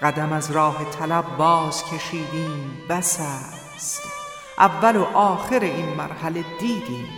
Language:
Persian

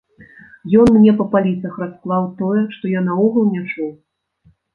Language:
Belarusian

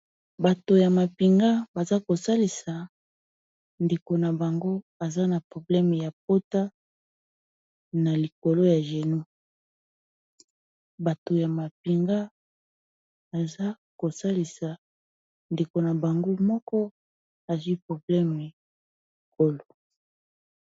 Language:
Lingala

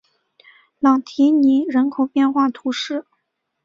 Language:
Chinese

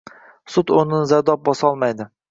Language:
Uzbek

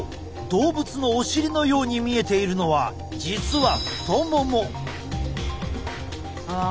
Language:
Japanese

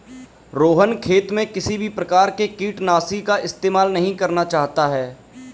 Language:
Hindi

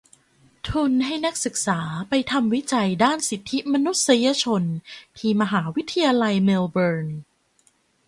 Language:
Thai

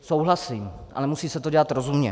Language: Czech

